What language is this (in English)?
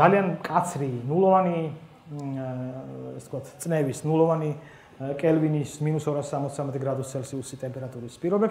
Romanian